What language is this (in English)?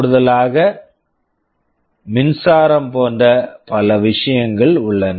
Tamil